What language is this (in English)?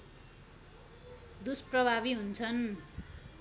Nepali